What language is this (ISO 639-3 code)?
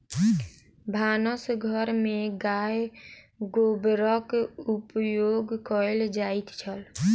mai